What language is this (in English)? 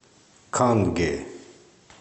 Russian